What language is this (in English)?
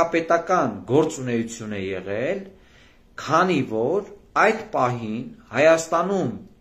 Turkish